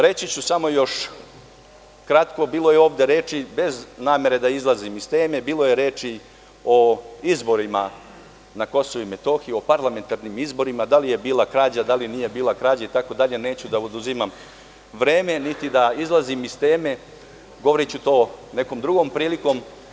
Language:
Serbian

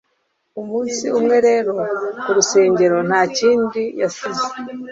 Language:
Kinyarwanda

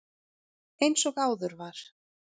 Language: Icelandic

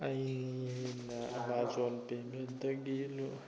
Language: Manipuri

